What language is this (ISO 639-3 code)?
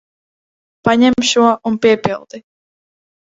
lav